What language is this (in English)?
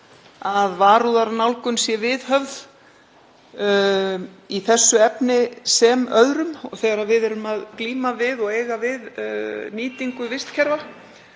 Icelandic